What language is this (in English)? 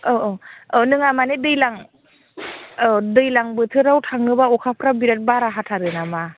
Bodo